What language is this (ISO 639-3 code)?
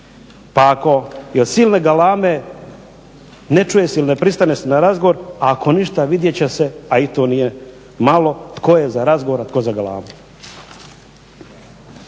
hrv